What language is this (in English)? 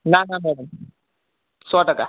Gujarati